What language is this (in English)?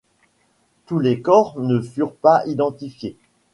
French